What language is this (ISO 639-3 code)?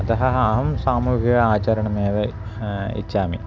san